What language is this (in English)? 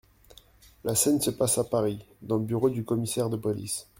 French